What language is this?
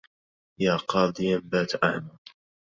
Arabic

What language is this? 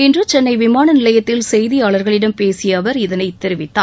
Tamil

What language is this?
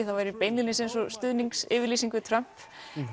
Icelandic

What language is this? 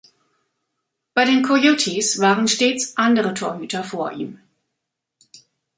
German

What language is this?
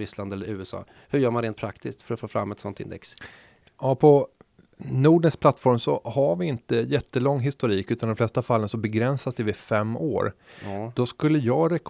Swedish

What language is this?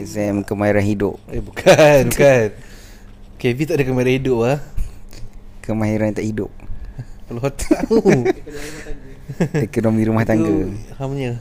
Malay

